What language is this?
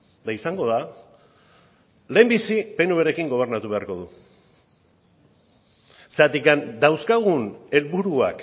Basque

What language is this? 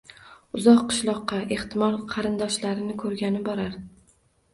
Uzbek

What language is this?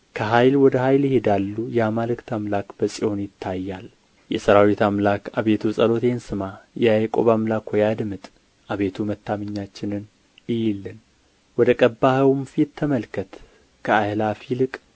Amharic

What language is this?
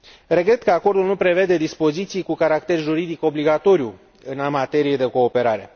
Romanian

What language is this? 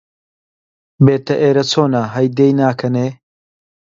Central Kurdish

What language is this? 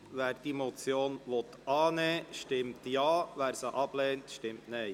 Swiss German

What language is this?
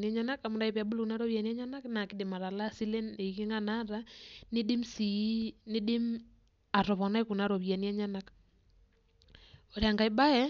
Masai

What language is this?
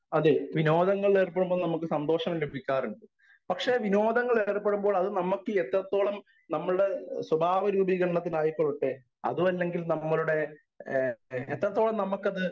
Malayalam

